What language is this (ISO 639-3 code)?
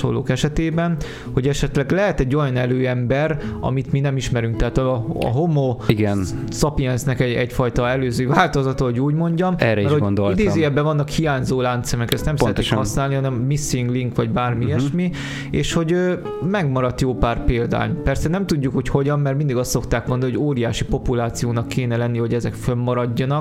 hun